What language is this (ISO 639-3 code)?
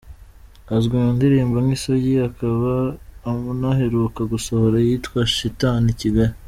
kin